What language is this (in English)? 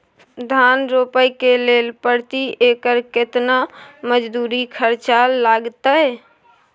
Maithili